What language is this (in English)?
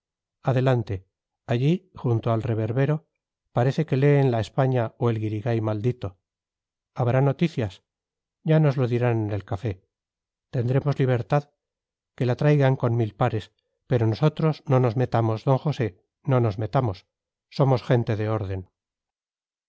Spanish